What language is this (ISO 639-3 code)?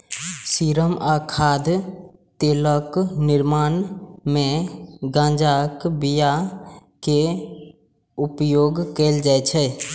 mai